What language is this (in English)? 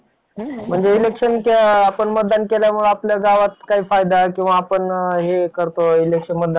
Marathi